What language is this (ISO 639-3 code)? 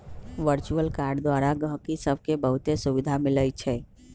mag